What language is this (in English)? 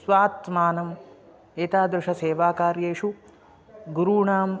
Sanskrit